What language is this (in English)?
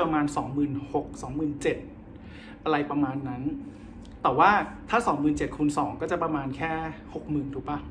Thai